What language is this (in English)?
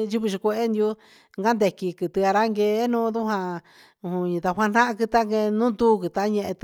Huitepec Mixtec